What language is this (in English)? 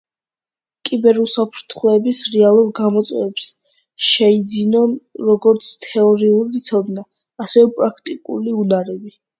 Georgian